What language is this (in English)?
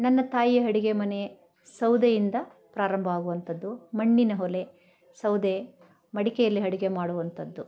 Kannada